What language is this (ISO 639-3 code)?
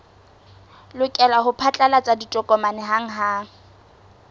sot